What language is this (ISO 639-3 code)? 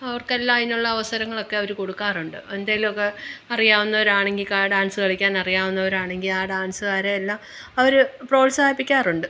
mal